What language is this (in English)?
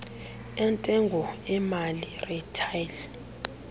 Xhosa